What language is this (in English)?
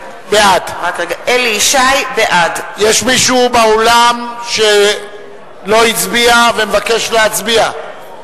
Hebrew